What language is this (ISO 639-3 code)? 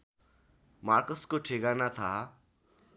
nep